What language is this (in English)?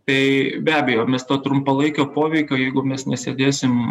Lithuanian